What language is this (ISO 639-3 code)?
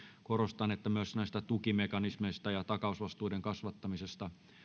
fin